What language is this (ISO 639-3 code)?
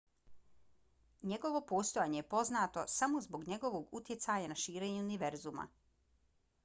bos